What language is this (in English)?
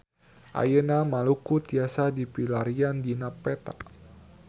Sundanese